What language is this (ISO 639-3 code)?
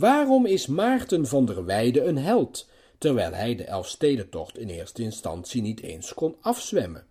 nld